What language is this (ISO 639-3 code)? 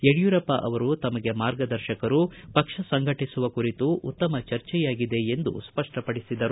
kan